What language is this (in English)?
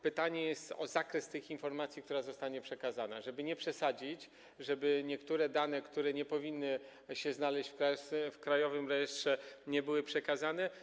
Polish